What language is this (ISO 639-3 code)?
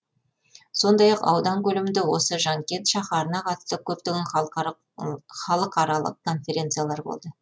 kaz